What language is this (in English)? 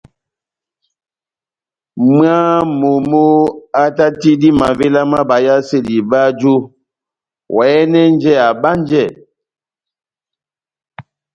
Batanga